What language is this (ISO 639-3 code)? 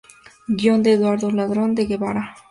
spa